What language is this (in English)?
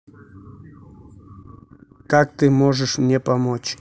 Russian